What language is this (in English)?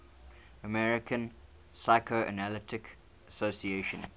English